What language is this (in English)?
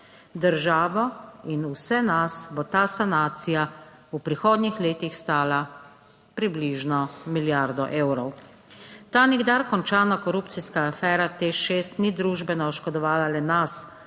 Slovenian